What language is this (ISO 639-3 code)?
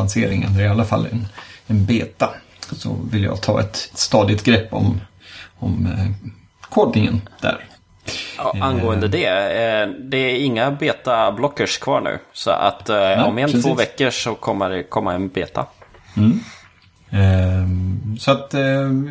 swe